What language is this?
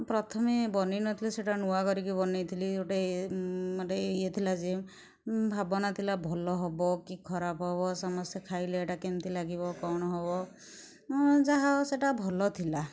Odia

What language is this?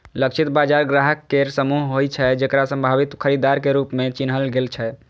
Maithili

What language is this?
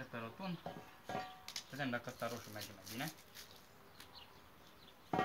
Romanian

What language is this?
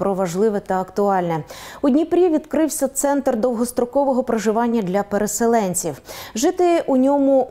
Ukrainian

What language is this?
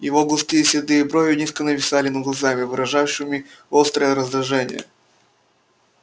Russian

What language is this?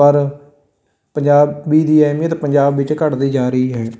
Punjabi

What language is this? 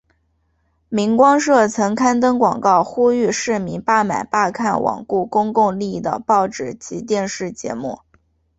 Chinese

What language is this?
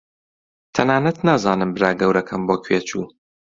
Central Kurdish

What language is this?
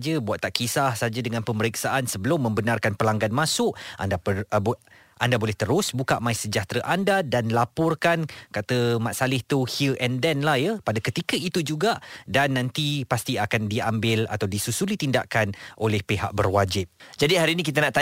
Malay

